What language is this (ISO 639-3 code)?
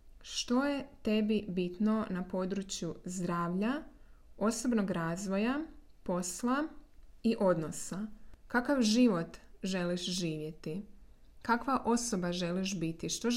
hrv